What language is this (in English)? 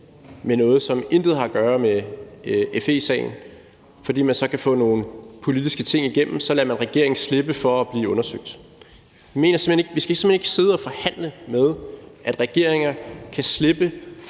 Danish